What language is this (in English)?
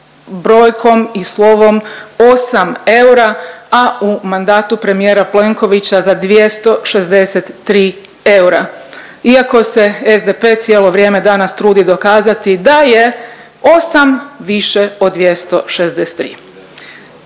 Croatian